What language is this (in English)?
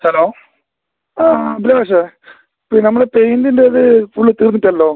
Malayalam